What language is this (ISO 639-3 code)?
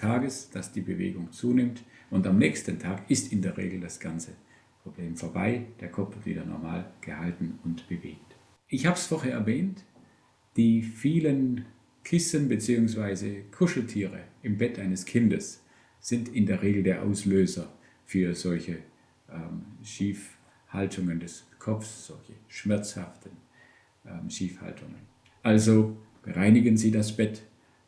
deu